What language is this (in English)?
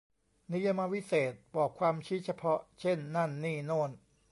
Thai